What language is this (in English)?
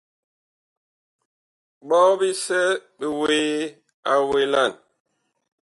Bakoko